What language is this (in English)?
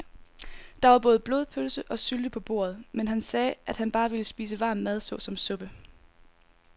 Danish